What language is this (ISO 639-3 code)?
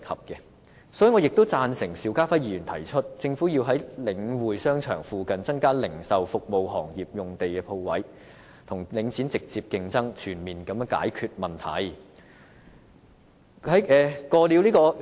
yue